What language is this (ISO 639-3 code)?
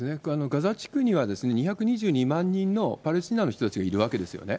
jpn